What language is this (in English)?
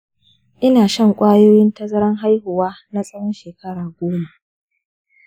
Hausa